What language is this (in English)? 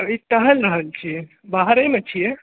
Maithili